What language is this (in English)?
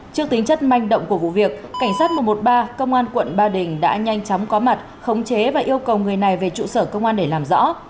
Vietnamese